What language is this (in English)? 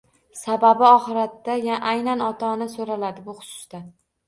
Uzbek